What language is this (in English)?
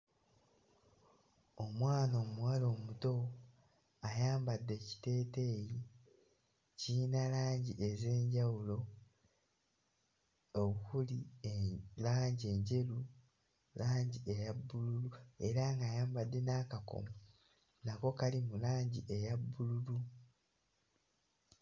Ganda